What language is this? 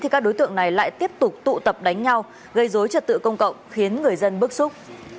Vietnamese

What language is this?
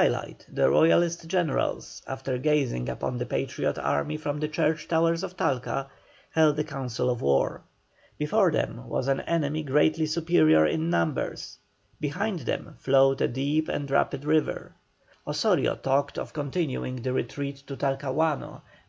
English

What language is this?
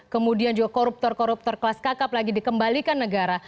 Indonesian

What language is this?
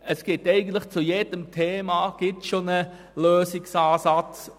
Swiss German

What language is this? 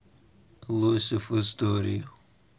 Russian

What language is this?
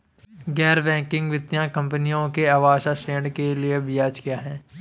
Hindi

